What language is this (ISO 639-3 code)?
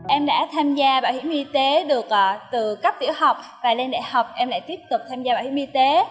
vie